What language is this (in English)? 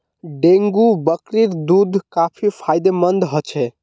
Magahi